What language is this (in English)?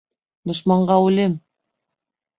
Bashkir